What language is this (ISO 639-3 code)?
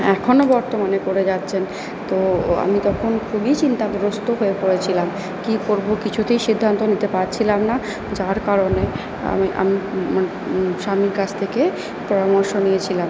ben